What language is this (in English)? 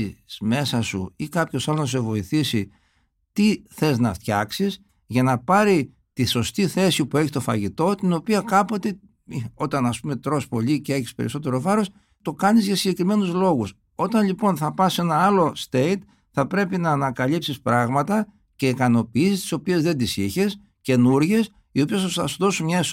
Greek